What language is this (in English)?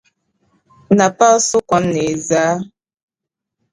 Dagbani